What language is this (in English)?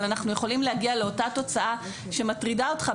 Hebrew